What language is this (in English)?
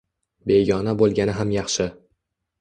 Uzbek